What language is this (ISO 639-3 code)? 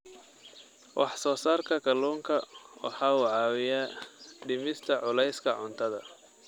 som